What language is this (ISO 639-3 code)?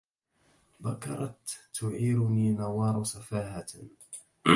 ara